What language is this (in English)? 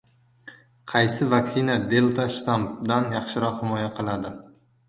Uzbek